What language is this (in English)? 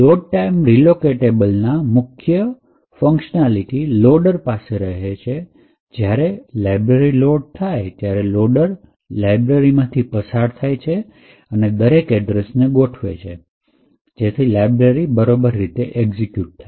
Gujarati